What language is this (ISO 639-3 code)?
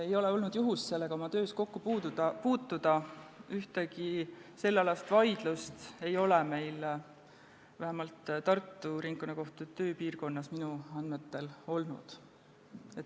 est